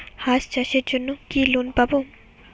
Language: Bangla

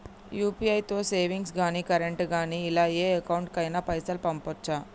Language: Telugu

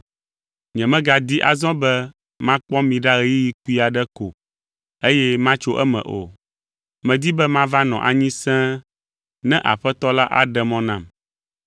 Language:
Ewe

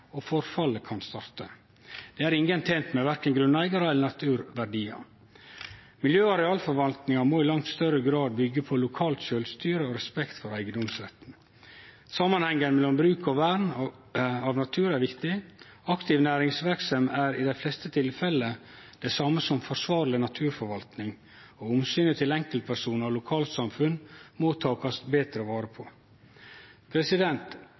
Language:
Norwegian Nynorsk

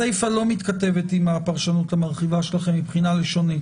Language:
Hebrew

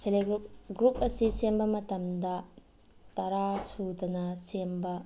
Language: Manipuri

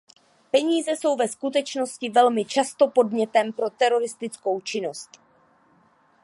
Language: Czech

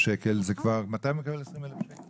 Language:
Hebrew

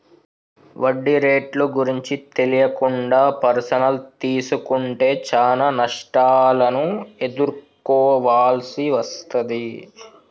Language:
Telugu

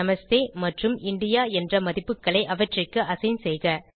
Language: Tamil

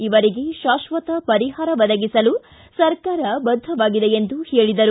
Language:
Kannada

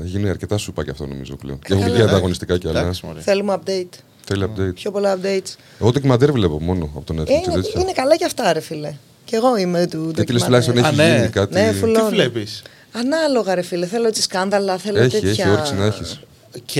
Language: Greek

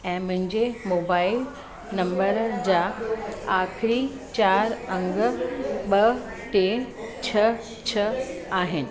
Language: Sindhi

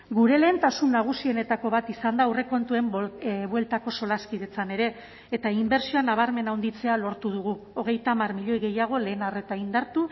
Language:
Basque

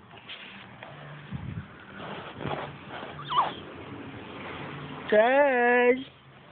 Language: Polish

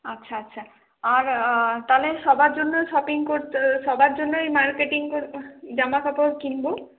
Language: Bangla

